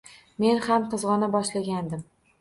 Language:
Uzbek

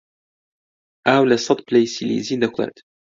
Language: Central Kurdish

